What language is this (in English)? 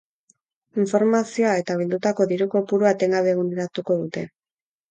Basque